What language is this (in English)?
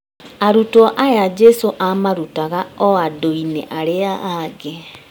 Kikuyu